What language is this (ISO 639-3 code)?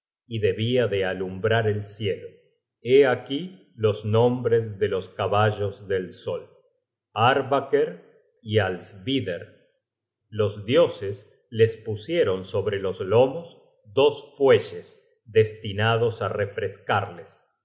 spa